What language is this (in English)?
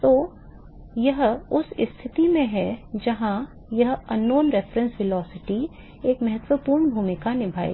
Hindi